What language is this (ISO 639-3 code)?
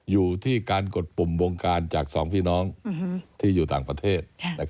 tha